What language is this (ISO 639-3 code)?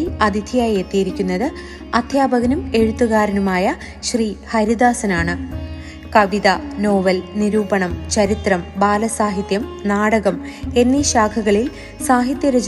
mal